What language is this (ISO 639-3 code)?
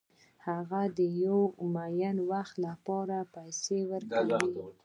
pus